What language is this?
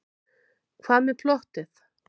Icelandic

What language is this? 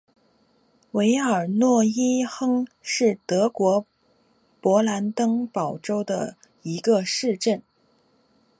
Chinese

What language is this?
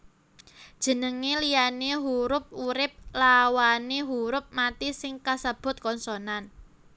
Javanese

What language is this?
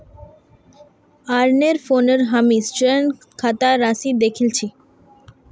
Magahi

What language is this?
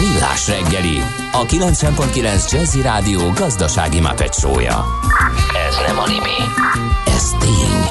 Hungarian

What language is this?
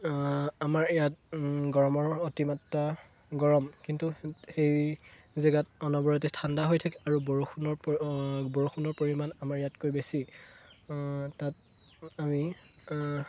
Assamese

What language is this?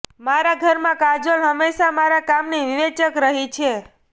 Gujarati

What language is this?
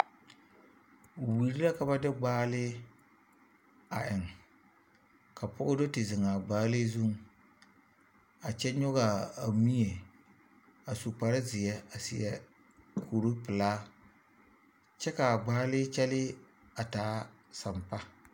Southern Dagaare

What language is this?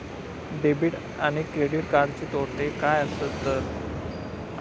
Marathi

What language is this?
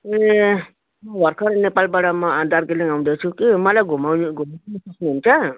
Nepali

